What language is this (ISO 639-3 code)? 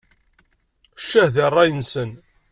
kab